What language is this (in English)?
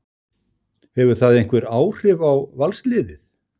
Icelandic